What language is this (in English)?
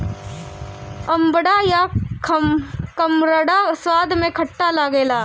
Bhojpuri